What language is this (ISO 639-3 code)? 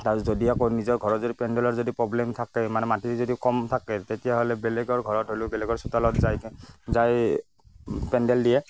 asm